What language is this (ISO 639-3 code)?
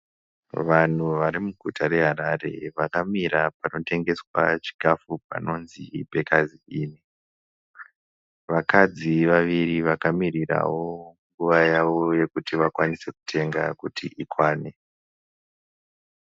sna